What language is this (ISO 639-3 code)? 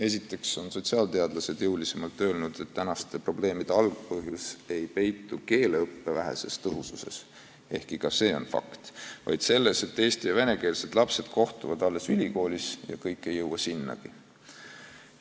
est